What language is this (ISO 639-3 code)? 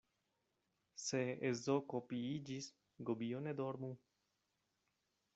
epo